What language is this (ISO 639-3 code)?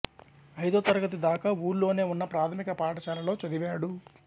tel